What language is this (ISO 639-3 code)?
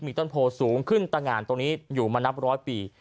tha